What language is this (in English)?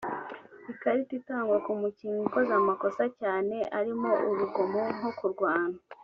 Kinyarwanda